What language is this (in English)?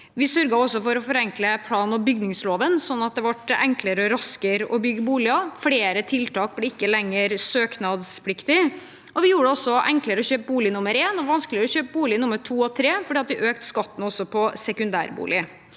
Norwegian